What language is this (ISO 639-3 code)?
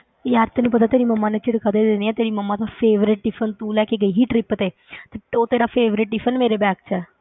pan